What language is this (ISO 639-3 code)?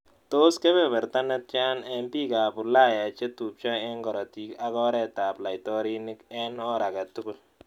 kln